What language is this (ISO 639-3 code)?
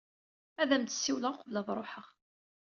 kab